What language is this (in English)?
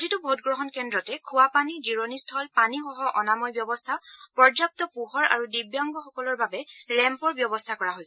Assamese